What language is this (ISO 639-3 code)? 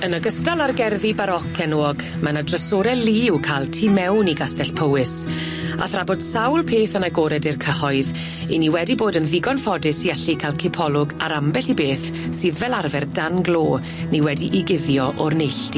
cym